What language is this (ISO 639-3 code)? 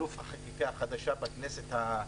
heb